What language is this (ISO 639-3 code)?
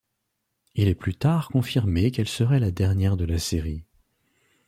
fra